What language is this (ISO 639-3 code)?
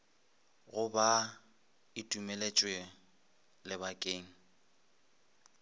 nso